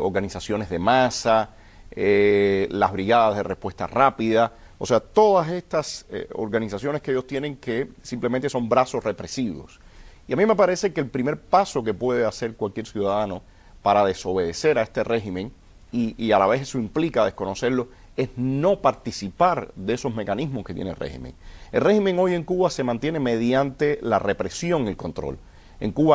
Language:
Spanish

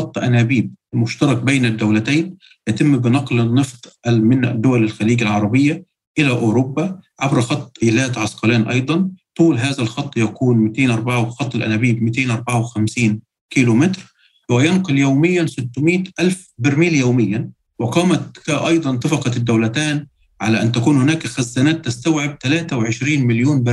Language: Arabic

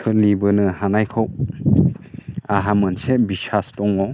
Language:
Bodo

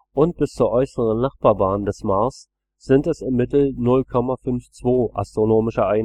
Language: German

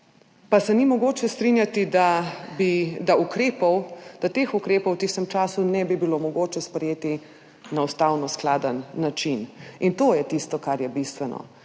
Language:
Slovenian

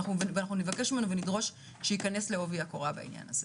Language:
Hebrew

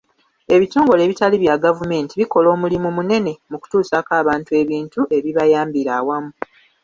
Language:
Ganda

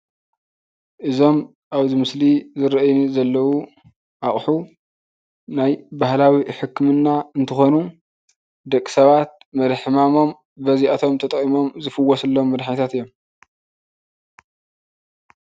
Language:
Tigrinya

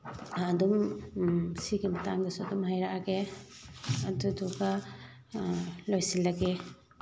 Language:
Manipuri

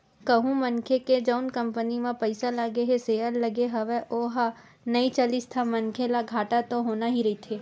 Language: Chhattisgarhi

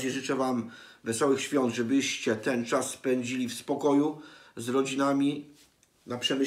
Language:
Polish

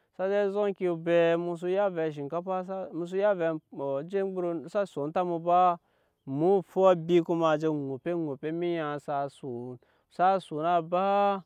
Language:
Nyankpa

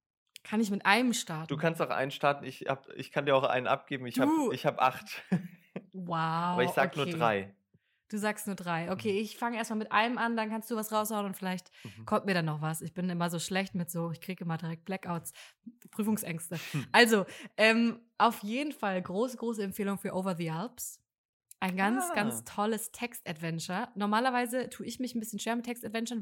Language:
German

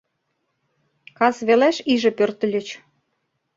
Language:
Mari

